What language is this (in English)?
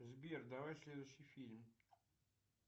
Russian